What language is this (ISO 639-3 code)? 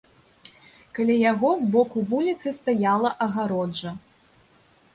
bel